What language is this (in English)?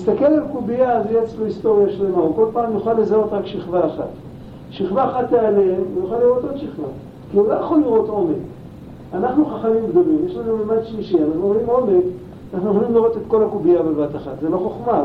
Hebrew